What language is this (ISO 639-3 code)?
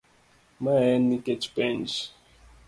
luo